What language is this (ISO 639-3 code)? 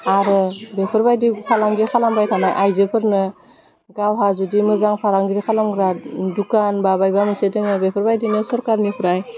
brx